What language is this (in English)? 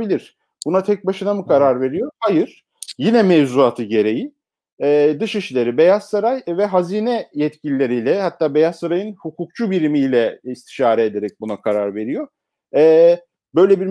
Turkish